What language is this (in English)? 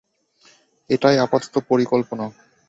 Bangla